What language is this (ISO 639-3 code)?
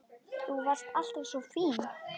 isl